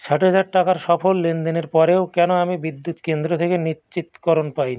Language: Bangla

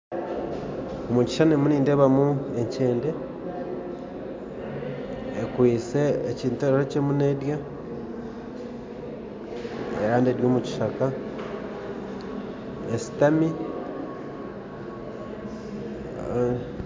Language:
Nyankole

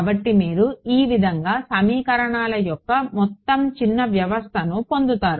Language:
Telugu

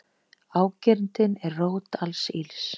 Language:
Icelandic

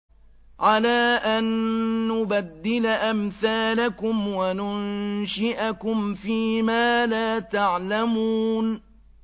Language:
Arabic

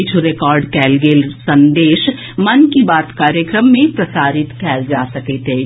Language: Maithili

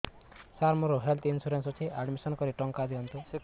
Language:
Odia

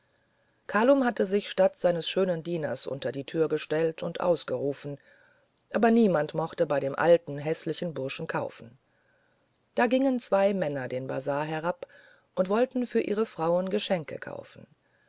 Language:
German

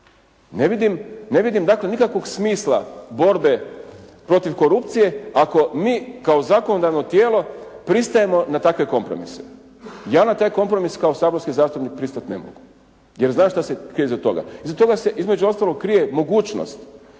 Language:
Croatian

